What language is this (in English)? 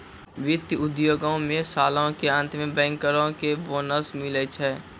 Maithili